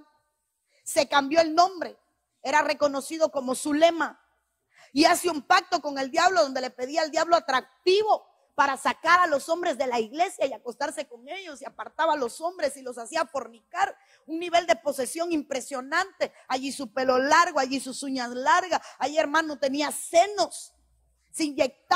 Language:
Spanish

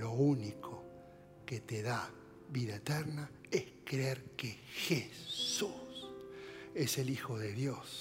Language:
Spanish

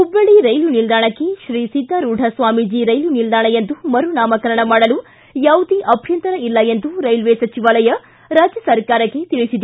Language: Kannada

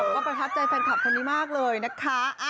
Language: Thai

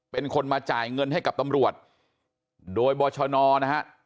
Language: Thai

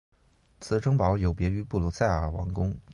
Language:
Chinese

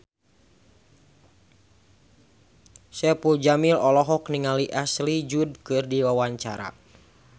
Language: Sundanese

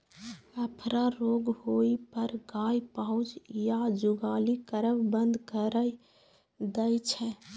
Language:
Maithili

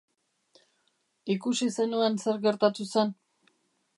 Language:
Basque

